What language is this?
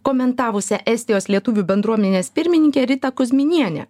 Lithuanian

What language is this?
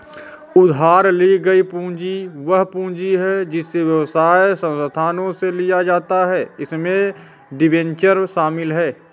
Hindi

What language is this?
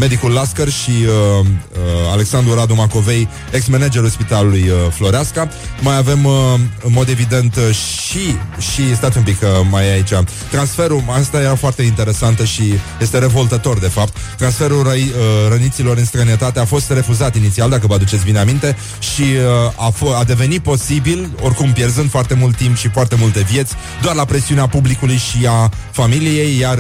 Romanian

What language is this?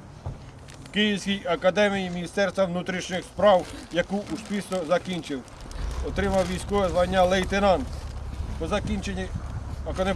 Ukrainian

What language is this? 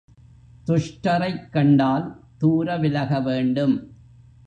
Tamil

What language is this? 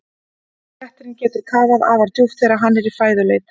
Icelandic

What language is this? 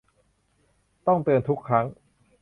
Thai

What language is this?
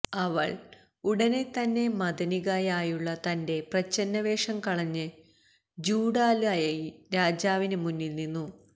Malayalam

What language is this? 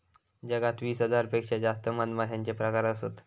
Marathi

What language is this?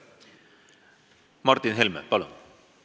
Estonian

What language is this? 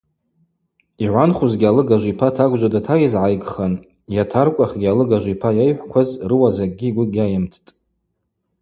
Abaza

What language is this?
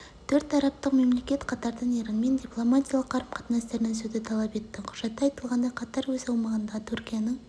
Kazakh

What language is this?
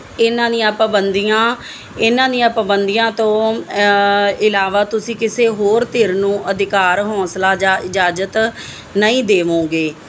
Punjabi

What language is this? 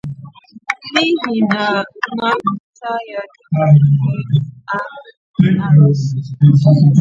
Igbo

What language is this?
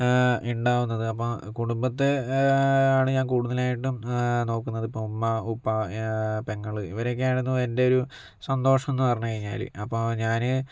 Malayalam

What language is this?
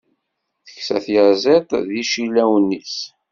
Kabyle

